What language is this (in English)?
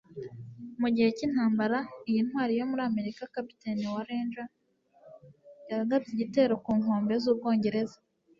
Kinyarwanda